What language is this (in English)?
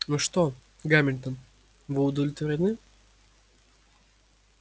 Russian